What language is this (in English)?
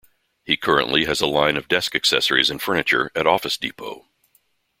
English